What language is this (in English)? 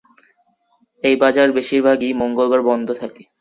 Bangla